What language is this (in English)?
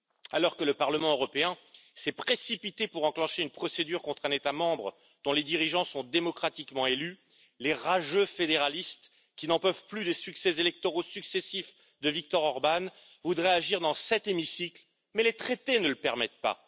French